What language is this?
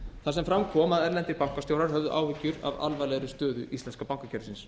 Icelandic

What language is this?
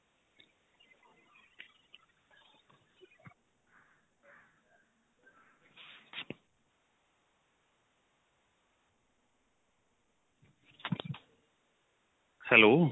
Punjabi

